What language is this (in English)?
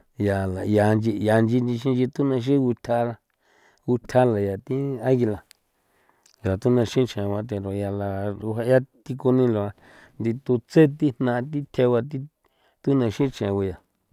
San Felipe Otlaltepec Popoloca